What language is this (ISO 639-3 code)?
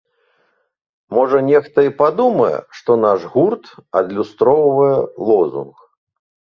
bel